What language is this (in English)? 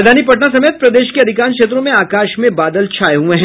Hindi